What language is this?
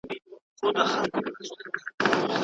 Pashto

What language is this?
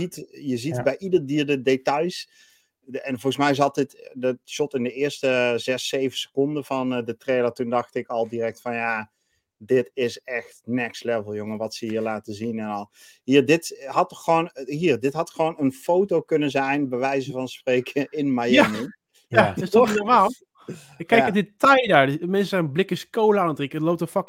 Dutch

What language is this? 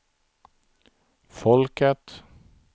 Swedish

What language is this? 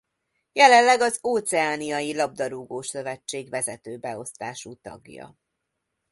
Hungarian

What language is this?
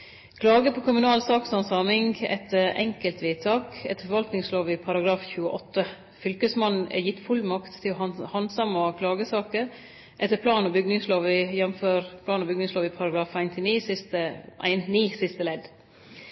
Norwegian Nynorsk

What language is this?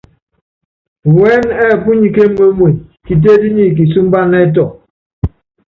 Yangben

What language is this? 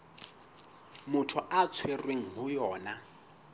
Southern Sotho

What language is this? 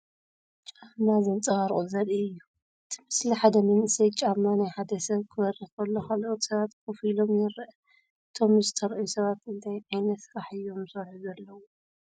Tigrinya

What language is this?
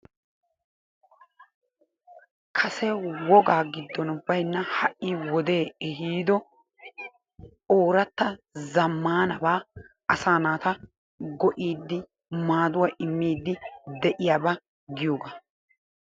Wolaytta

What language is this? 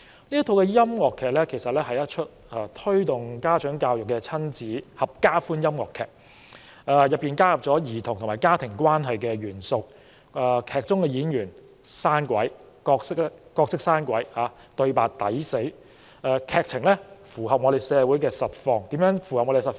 Cantonese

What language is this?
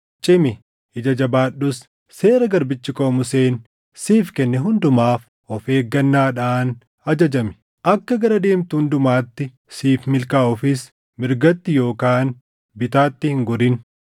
Oromo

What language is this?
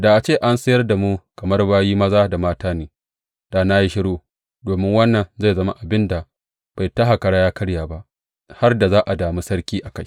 Hausa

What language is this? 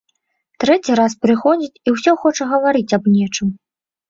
Belarusian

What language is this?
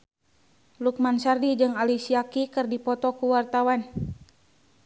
Sundanese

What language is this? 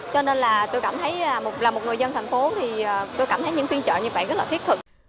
Vietnamese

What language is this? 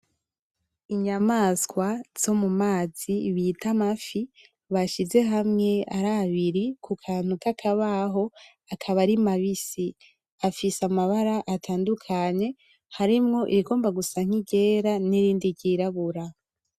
Rundi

